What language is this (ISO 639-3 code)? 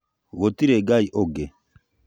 kik